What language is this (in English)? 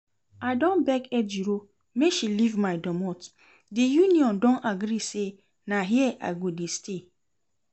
Nigerian Pidgin